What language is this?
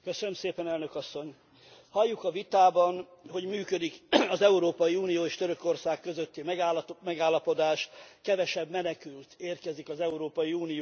Hungarian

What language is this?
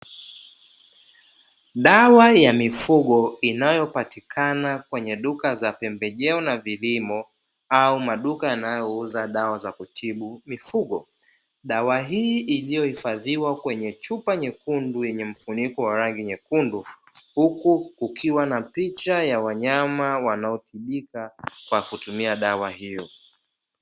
Swahili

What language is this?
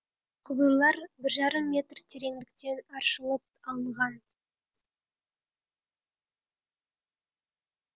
Kazakh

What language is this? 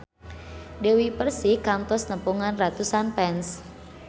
Sundanese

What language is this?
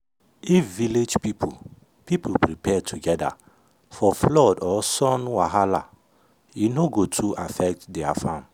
Nigerian Pidgin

